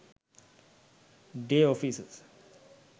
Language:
Sinhala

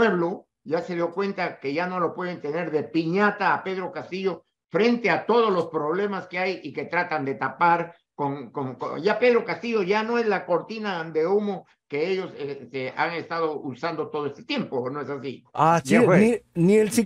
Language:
Spanish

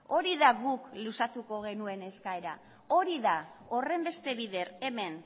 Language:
Basque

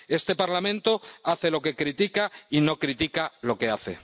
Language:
Spanish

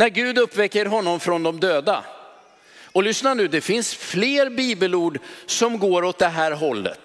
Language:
Swedish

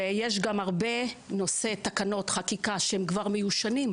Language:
Hebrew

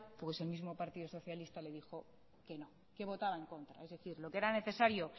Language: Spanish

